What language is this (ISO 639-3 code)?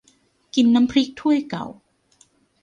tha